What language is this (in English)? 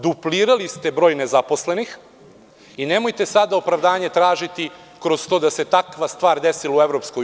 Serbian